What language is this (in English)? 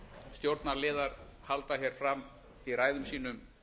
Icelandic